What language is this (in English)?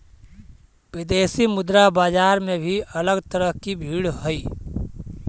Magahi